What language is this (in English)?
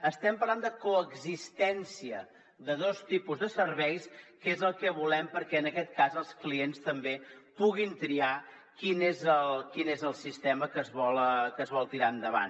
Catalan